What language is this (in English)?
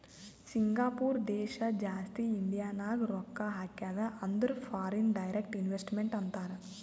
Kannada